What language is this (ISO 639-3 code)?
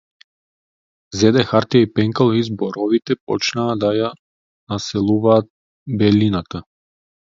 mkd